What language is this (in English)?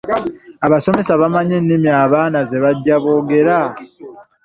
Ganda